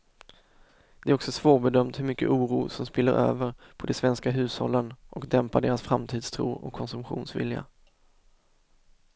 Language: Swedish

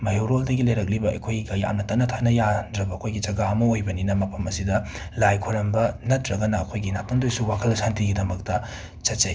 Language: Manipuri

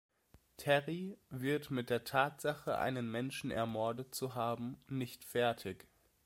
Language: German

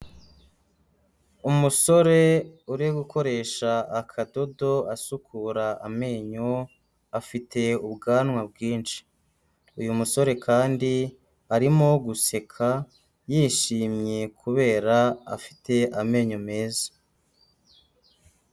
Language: Kinyarwanda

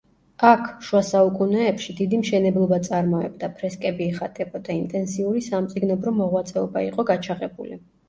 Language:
Georgian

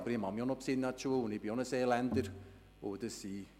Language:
Swiss German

